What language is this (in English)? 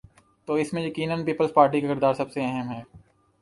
Urdu